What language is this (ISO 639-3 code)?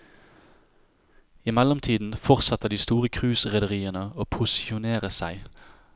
nor